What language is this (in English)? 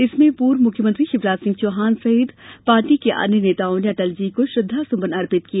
Hindi